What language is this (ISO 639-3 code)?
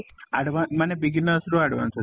ori